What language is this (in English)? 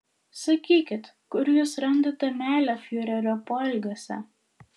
Lithuanian